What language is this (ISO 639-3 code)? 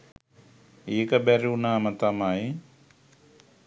sin